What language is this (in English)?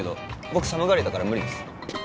Japanese